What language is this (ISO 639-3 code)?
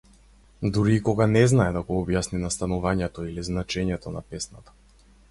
mkd